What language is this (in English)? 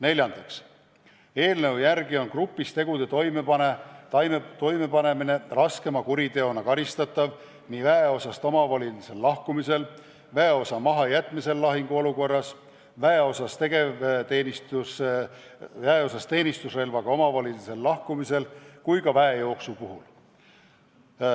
Estonian